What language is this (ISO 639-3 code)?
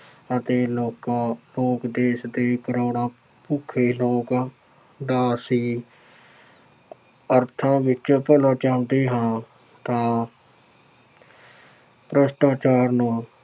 pan